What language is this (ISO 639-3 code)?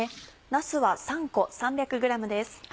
jpn